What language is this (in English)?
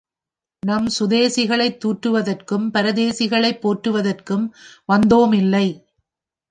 Tamil